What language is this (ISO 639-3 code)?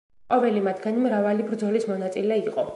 kat